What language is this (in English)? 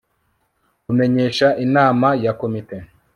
Kinyarwanda